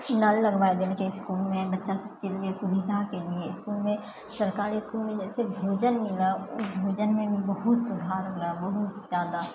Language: Maithili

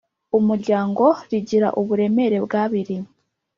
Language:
Kinyarwanda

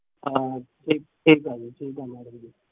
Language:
Punjabi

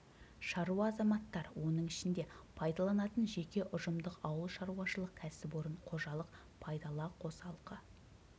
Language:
Kazakh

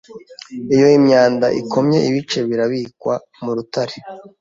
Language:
Kinyarwanda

